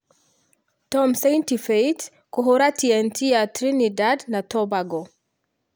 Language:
Kikuyu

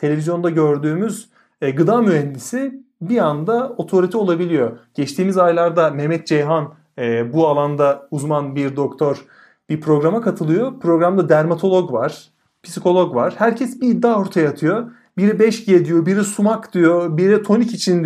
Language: Turkish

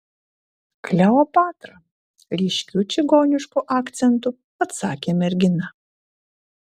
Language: Lithuanian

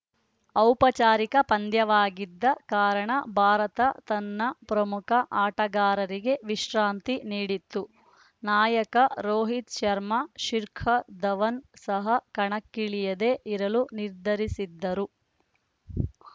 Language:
Kannada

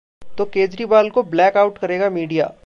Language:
Hindi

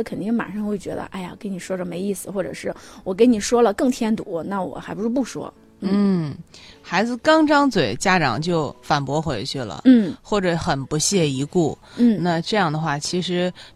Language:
Chinese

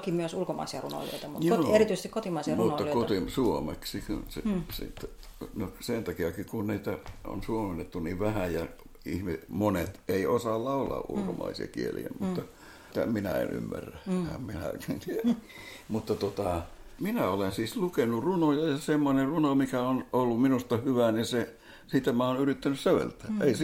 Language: Finnish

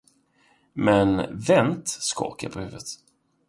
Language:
Swedish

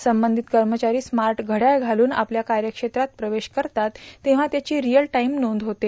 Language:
Marathi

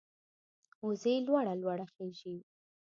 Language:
Pashto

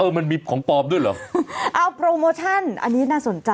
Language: Thai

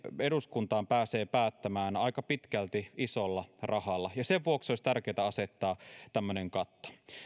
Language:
Finnish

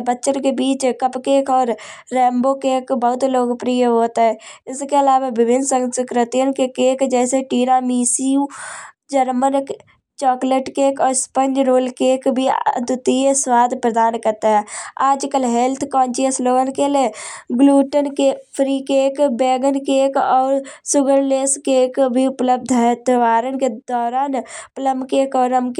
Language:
Kanauji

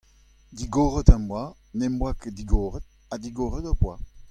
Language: Breton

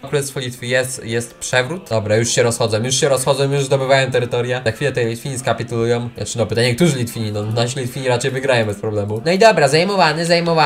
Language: Polish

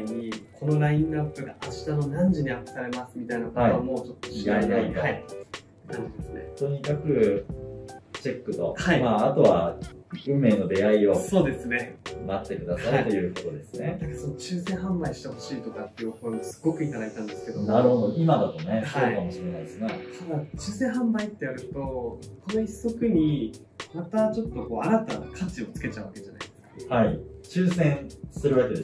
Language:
Japanese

